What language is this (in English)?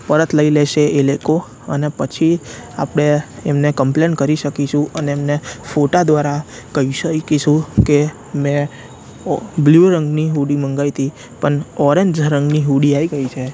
Gujarati